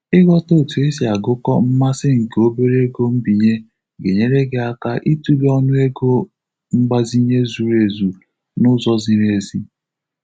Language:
Igbo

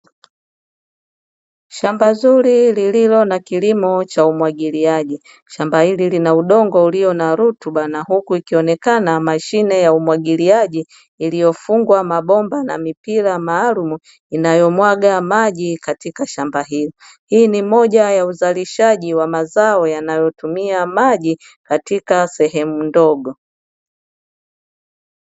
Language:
Swahili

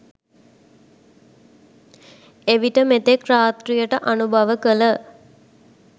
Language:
Sinhala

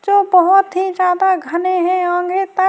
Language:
Urdu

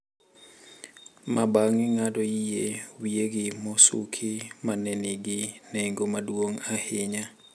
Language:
Luo (Kenya and Tanzania)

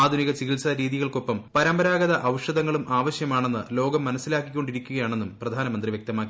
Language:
Malayalam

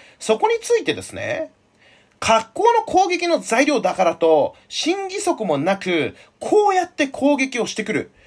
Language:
Japanese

